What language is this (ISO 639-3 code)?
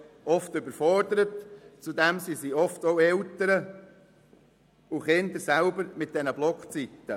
gsw